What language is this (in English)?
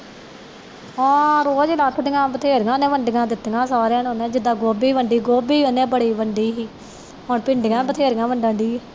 Punjabi